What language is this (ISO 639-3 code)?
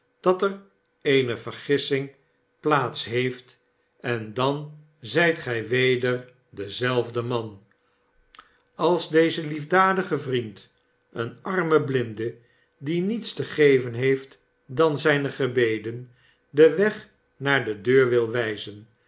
nld